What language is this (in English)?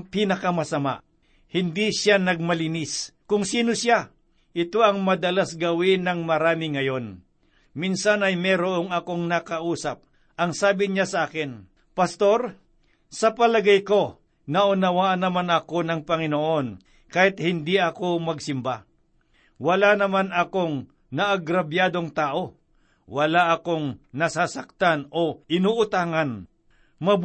Filipino